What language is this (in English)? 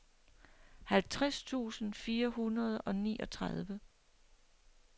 Danish